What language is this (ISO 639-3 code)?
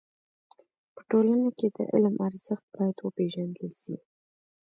pus